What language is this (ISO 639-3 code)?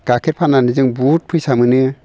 brx